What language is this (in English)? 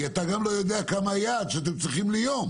Hebrew